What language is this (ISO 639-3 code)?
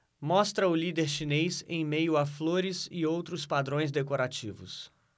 por